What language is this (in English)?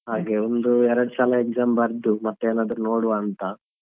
Kannada